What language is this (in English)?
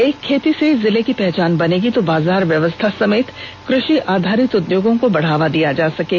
Hindi